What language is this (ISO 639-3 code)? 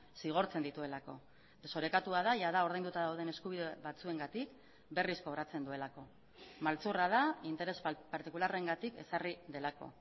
eus